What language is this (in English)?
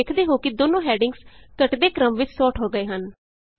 Punjabi